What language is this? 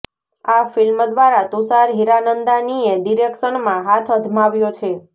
Gujarati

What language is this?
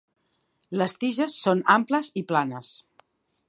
Catalan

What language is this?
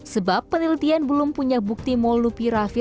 Indonesian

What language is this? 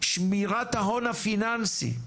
Hebrew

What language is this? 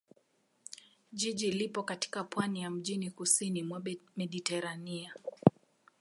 Swahili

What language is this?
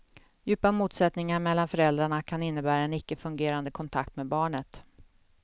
Swedish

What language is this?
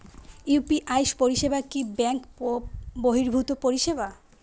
Bangla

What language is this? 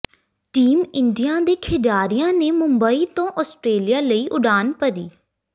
Punjabi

